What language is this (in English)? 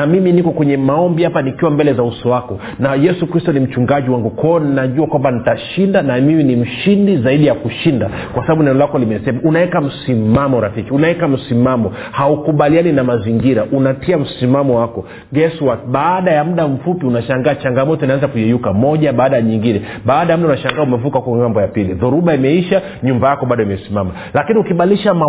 Swahili